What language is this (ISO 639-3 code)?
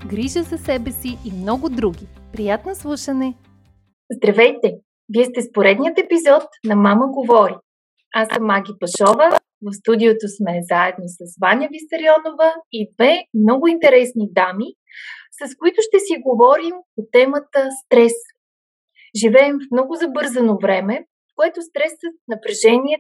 bul